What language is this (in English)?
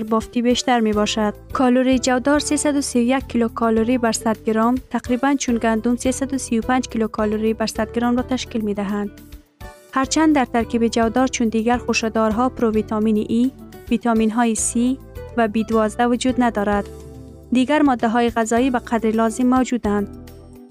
Persian